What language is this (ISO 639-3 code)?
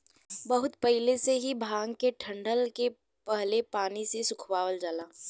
bho